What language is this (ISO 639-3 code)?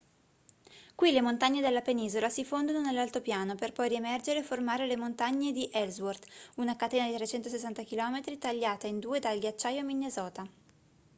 ita